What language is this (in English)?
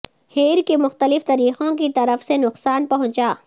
Urdu